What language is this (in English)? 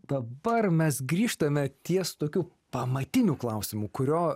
Lithuanian